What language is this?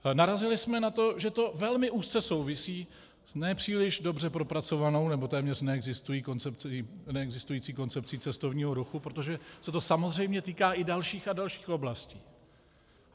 Czech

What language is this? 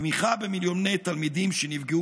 Hebrew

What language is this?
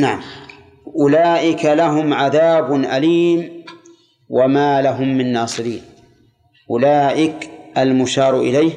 Arabic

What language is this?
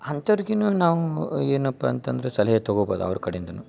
Kannada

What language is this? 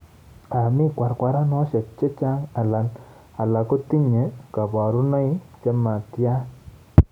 Kalenjin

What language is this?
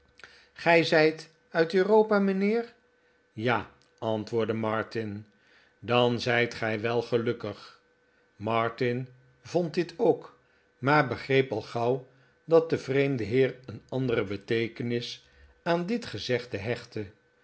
Dutch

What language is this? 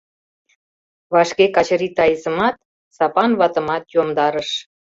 Mari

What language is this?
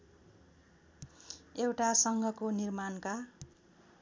Nepali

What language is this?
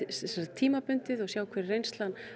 Icelandic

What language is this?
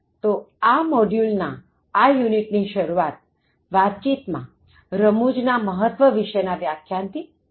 Gujarati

